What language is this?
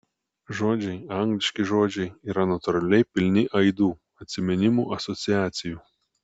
Lithuanian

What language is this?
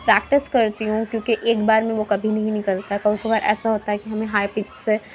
Urdu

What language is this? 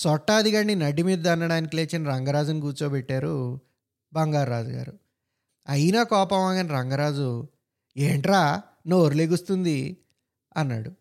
Telugu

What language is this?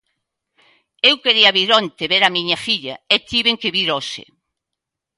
Galician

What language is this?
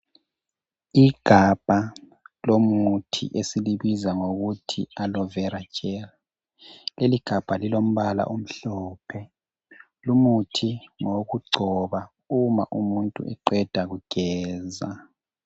North Ndebele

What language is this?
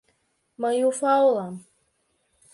Mari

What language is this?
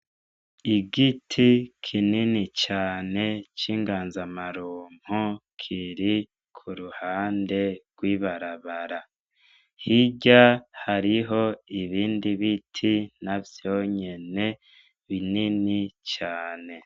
Rundi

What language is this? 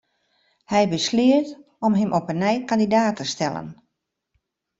Western Frisian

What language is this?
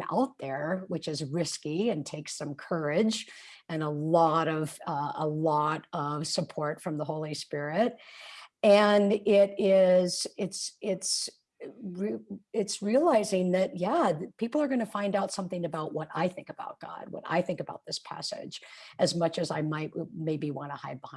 English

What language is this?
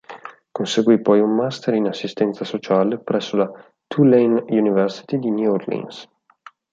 Italian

